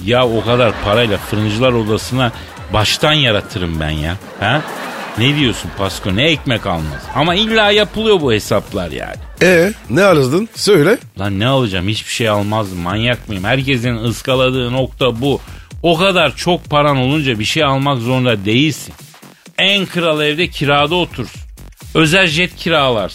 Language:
Turkish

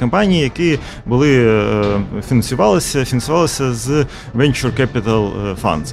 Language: Ukrainian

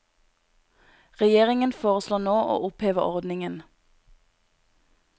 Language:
Norwegian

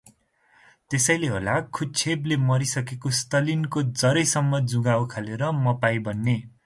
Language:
Nepali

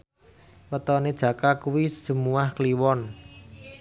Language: Javanese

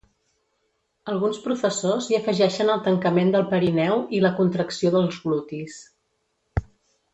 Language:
Catalan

